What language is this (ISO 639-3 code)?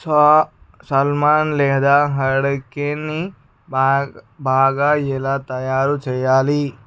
tel